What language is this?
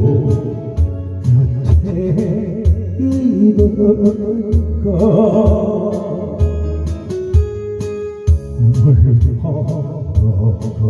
Arabic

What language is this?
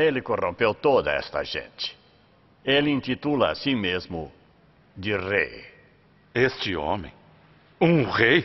Portuguese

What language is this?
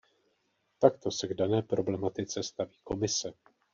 Czech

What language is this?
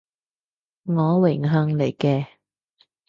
Cantonese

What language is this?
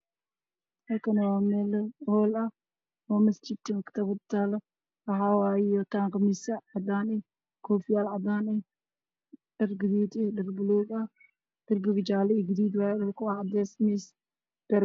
Somali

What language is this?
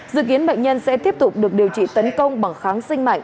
Vietnamese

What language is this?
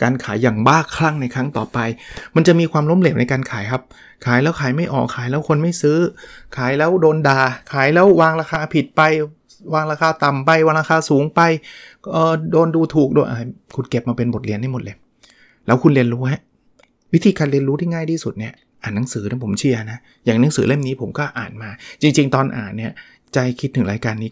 Thai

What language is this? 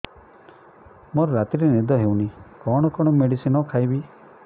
Odia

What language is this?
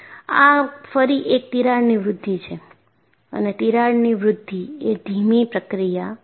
Gujarati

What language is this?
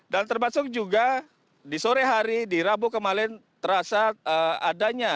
Indonesian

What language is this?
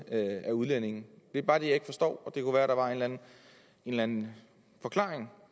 Danish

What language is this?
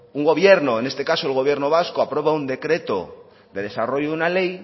Spanish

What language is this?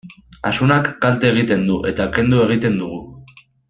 Basque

